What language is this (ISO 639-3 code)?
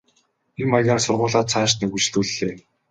mon